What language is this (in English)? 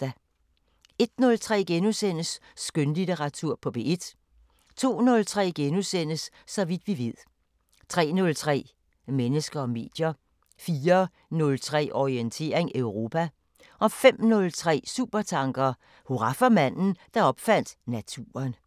Danish